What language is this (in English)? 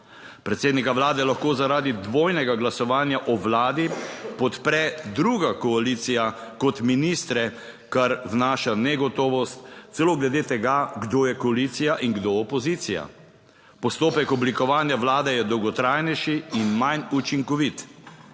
Slovenian